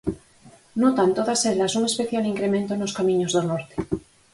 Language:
Galician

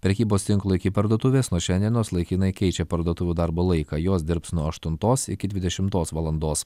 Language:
Lithuanian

